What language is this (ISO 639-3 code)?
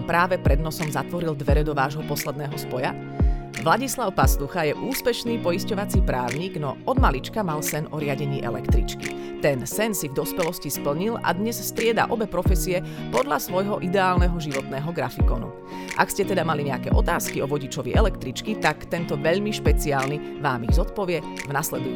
slk